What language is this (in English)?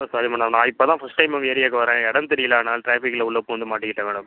Tamil